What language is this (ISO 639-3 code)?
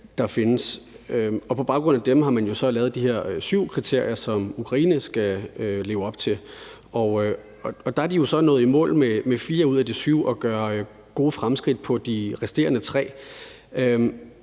dan